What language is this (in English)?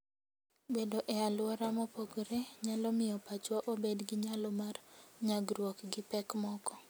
Luo (Kenya and Tanzania)